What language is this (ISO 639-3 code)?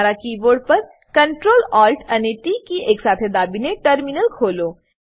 guj